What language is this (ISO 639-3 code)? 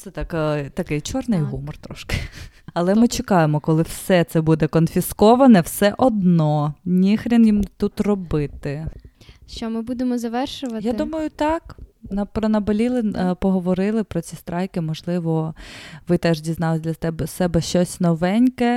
ukr